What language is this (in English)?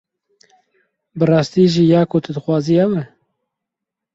Kurdish